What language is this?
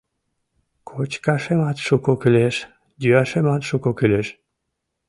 Mari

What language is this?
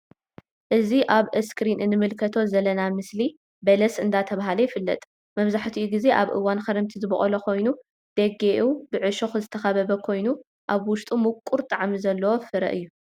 Tigrinya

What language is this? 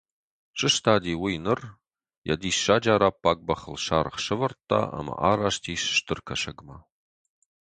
Ossetic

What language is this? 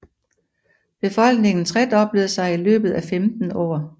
Danish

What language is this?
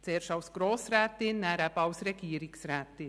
Swiss German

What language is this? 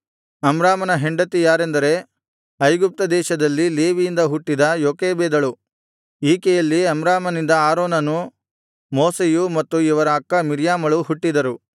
Kannada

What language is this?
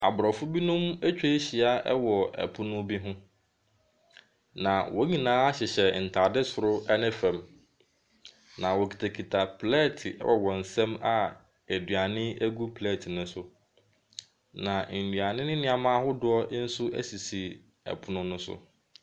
Akan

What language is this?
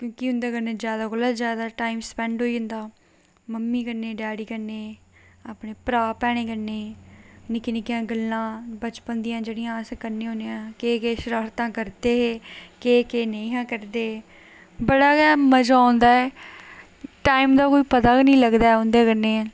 Dogri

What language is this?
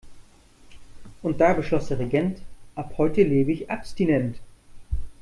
German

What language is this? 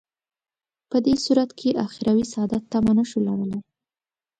Pashto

